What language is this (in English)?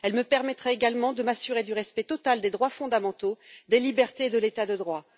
French